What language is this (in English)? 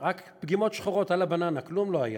Hebrew